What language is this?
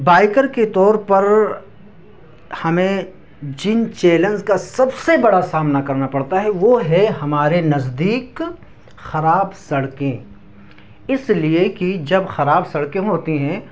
Urdu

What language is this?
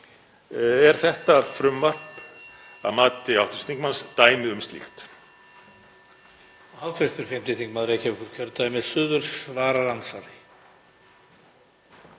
Icelandic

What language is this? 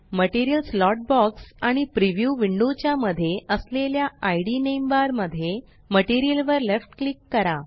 Marathi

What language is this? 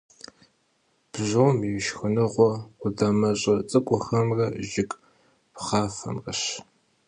Kabardian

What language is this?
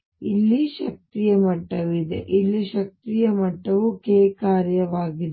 Kannada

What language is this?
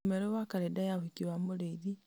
Kikuyu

